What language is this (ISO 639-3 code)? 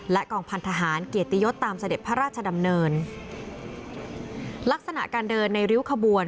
tha